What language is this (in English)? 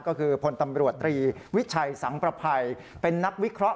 Thai